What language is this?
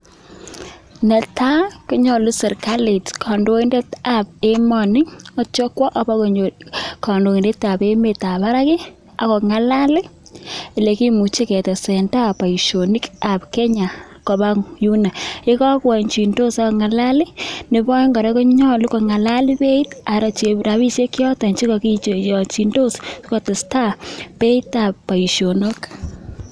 Kalenjin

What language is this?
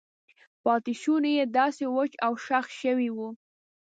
Pashto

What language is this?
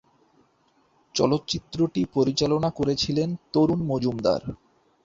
Bangla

